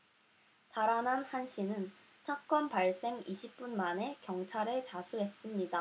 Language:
Korean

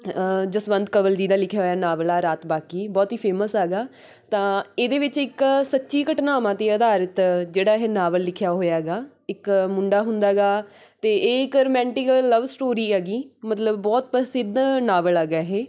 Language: Punjabi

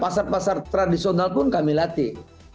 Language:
Indonesian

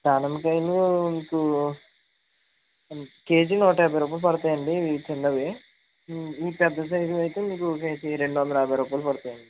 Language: Telugu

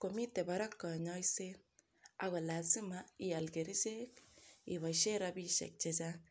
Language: Kalenjin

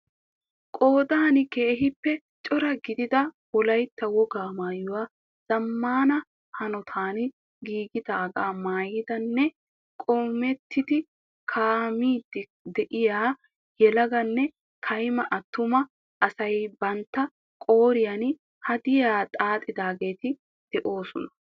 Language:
Wolaytta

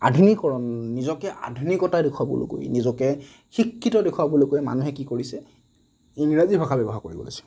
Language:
Assamese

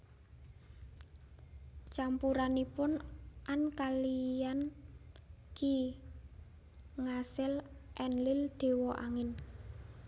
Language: Javanese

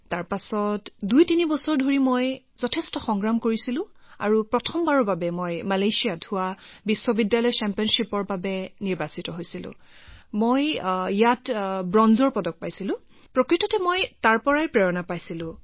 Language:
Assamese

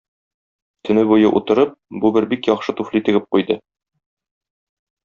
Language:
Tatar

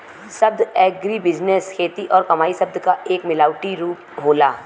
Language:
Bhojpuri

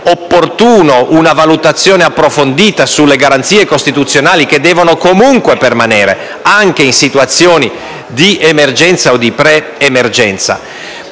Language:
Italian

